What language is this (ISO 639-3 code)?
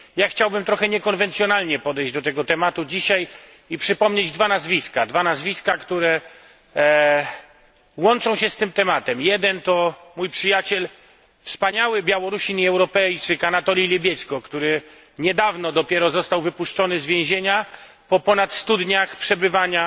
pol